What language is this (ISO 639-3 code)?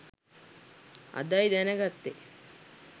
sin